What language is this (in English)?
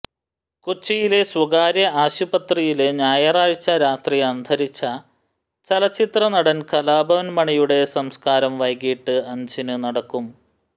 Malayalam